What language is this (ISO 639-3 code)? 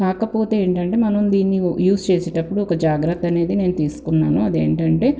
tel